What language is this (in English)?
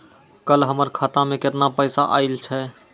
Maithili